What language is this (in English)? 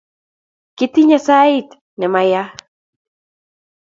Kalenjin